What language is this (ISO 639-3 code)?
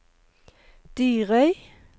nor